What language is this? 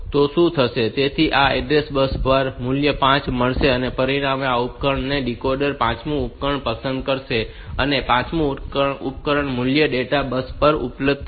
Gujarati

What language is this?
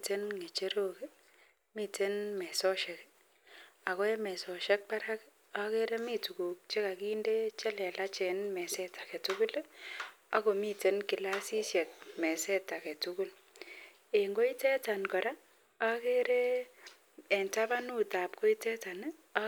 Kalenjin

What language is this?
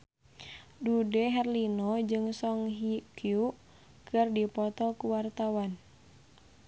Sundanese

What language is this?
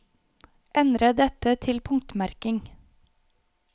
Norwegian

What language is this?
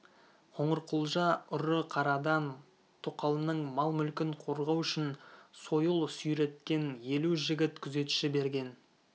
Kazakh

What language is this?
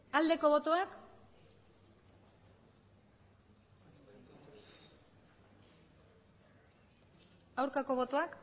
Basque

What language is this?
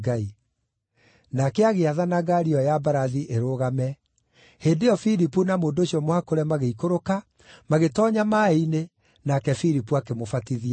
Kikuyu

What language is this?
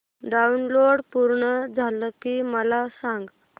Marathi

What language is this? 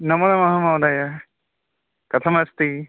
Sanskrit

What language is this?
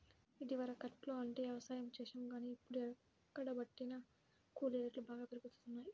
Telugu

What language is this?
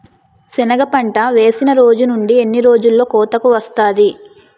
Telugu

